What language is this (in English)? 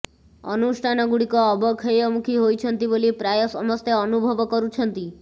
Odia